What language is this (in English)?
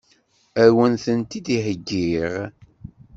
Kabyle